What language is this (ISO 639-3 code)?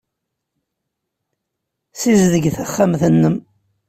kab